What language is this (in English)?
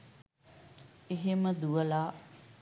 Sinhala